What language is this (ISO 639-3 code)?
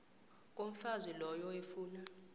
nbl